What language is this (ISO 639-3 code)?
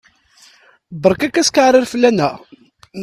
kab